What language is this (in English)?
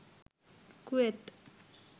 Bangla